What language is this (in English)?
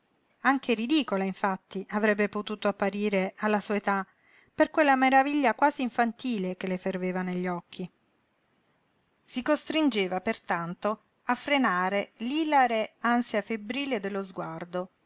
Italian